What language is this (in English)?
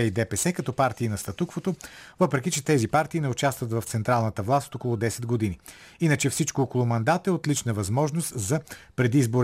Bulgarian